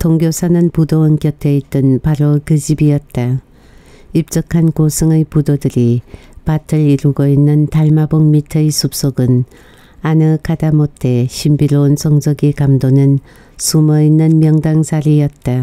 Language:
Korean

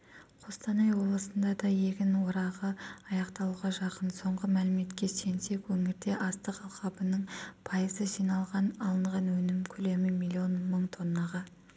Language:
Kazakh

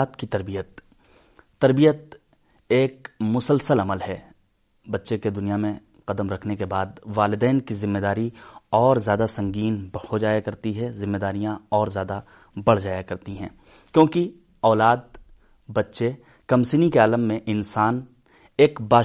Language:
Urdu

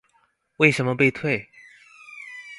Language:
Chinese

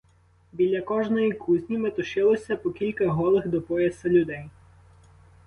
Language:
Ukrainian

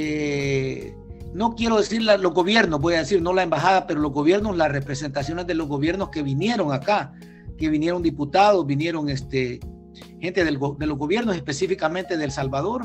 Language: Spanish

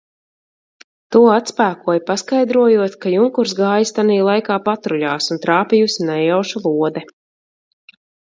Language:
Latvian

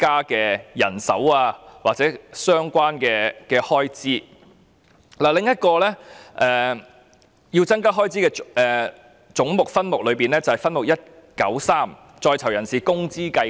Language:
Cantonese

